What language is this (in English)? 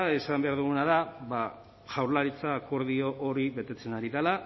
Basque